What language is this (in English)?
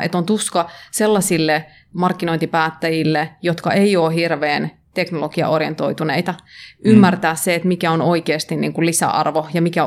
Finnish